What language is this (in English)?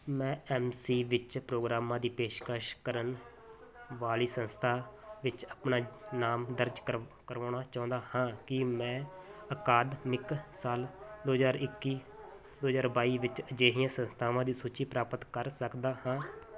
Punjabi